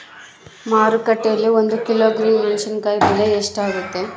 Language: Kannada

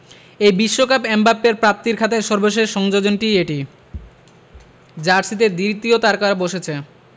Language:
Bangla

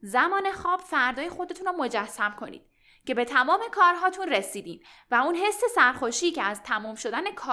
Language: Persian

